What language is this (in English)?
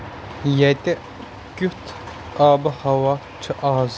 Kashmiri